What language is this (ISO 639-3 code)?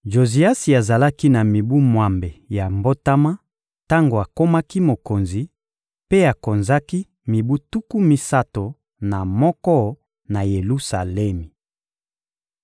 lin